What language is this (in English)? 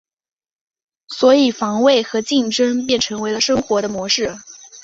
Chinese